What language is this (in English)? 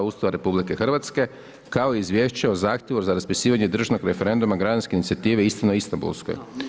Croatian